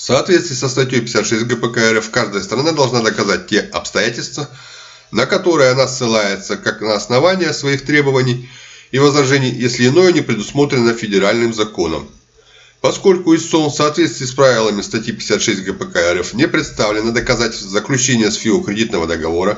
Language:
Russian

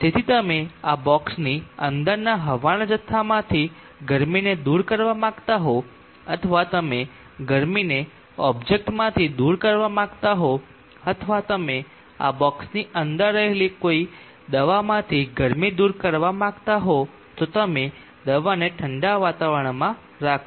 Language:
Gujarati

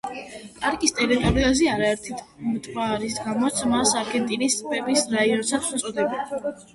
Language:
Georgian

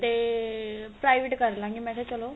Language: Punjabi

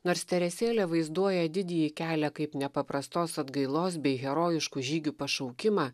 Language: Lithuanian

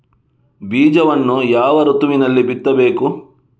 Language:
Kannada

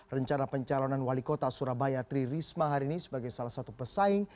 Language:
Indonesian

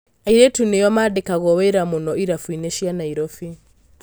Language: Kikuyu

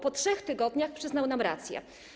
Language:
Polish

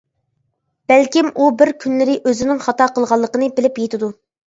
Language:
Uyghur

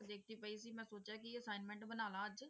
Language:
Punjabi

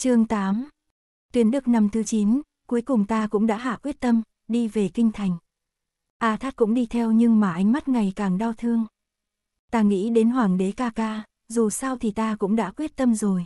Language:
Vietnamese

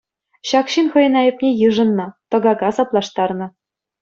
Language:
Chuvash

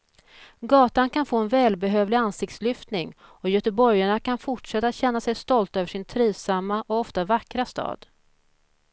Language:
Swedish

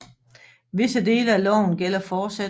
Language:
Danish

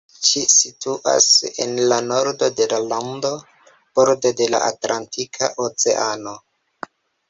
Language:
Esperanto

